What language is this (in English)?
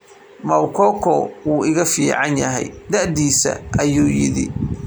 Somali